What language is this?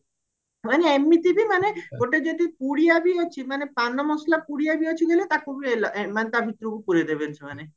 Odia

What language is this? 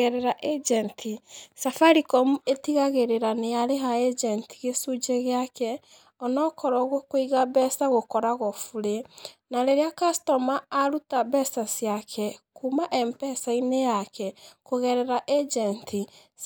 Kikuyu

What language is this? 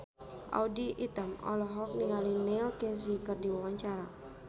Sundanese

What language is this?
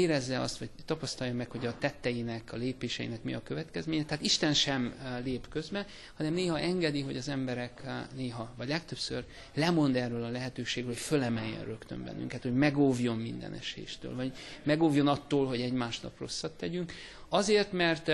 Hungarian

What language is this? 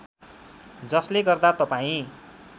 Nepali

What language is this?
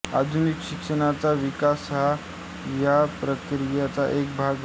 Marathi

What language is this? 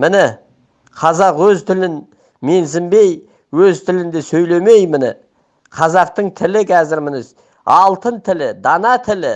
Turkish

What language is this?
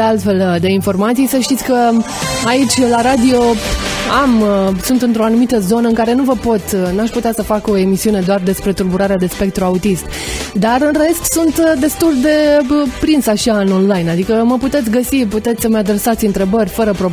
Romanian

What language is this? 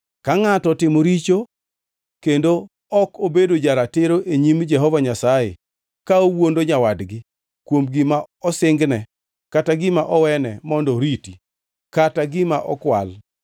Luo (Kenya and Tanzania)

